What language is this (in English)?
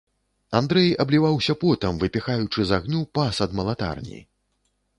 Belarusian